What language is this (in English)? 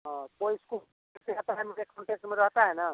Hindi